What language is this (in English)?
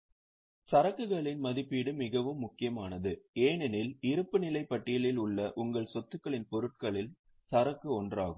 Tamil